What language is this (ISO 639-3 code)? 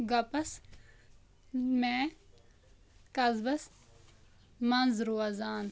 kas